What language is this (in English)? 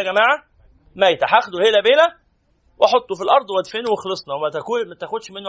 Arabic